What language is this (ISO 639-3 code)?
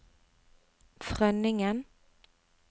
nor